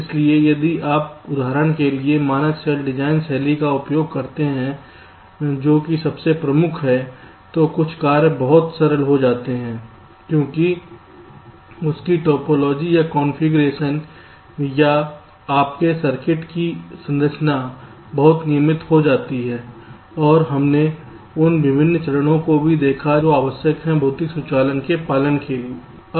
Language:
Hindi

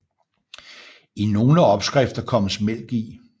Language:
Danish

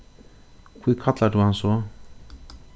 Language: Faroese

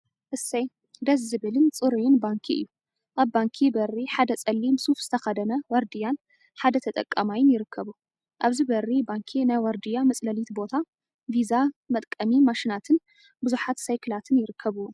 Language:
Tigrinya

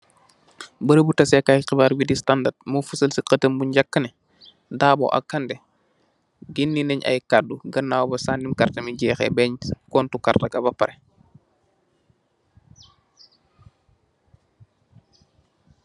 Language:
Wolof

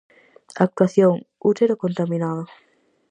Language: Galician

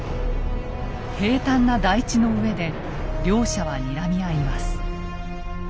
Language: Japanese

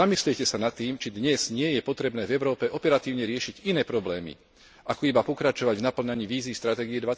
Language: Slovak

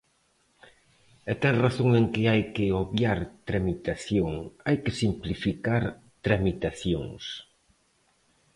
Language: Galician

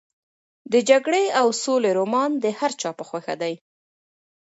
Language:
Pashto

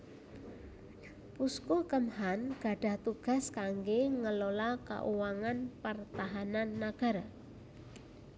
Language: Javanese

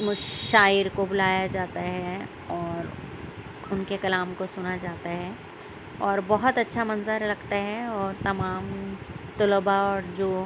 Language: Urdu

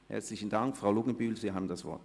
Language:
Swiss German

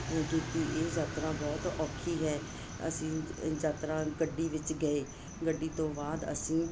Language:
Punjabi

